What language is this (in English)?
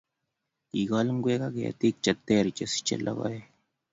Kalenjin